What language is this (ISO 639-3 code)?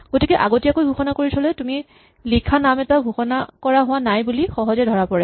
asm